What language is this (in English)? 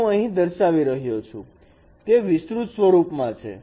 Gujarati